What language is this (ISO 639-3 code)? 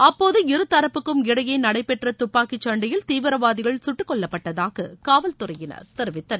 tam